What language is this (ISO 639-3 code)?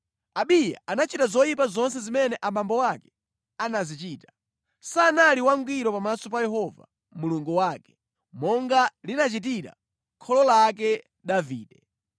nya